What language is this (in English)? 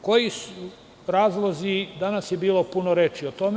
Serbian